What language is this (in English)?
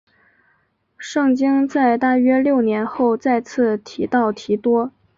Chinese